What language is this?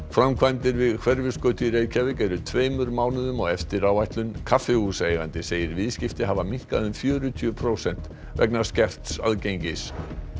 Icelandic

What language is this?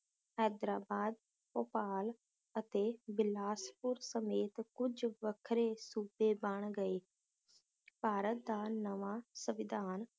Punjabi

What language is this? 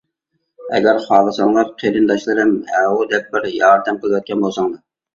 Uyghur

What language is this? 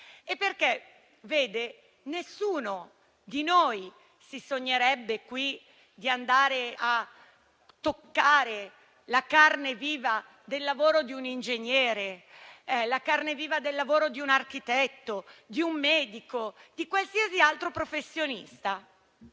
Italian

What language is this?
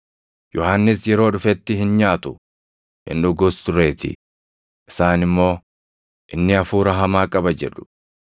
Oromo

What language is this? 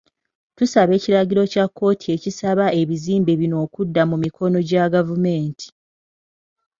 Ganda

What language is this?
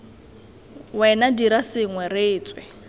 Tswana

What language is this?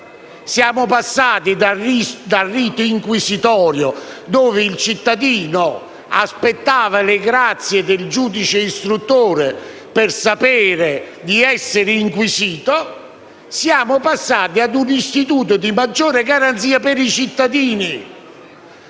Italian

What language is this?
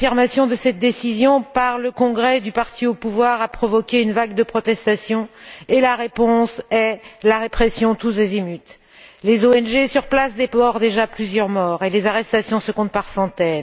French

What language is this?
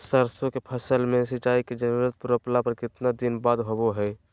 Magahi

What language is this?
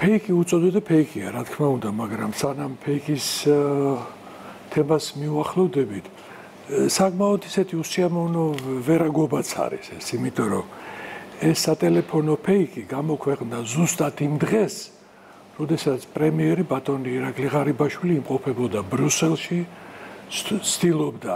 Romanian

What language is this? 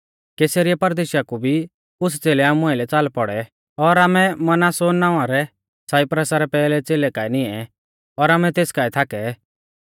Mahasu Pahari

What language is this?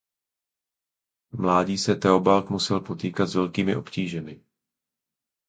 Czech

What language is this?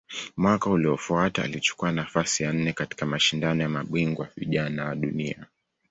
Swahili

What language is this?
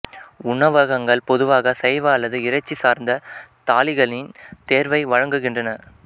Tamil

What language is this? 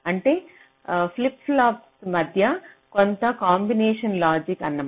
Telugu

